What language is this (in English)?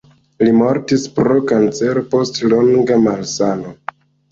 Esperanto